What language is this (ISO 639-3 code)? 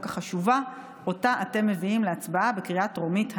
heb